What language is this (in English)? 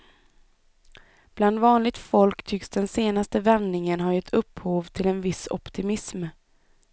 Swedish